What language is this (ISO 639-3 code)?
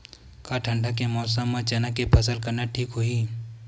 hne